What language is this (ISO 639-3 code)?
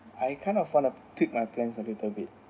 eng